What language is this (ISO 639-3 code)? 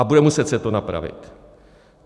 ces